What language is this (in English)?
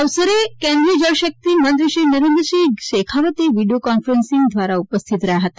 Gujarati